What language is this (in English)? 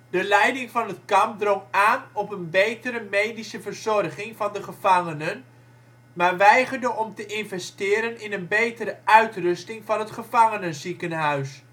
Dutch